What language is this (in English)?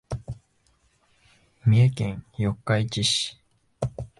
Japanese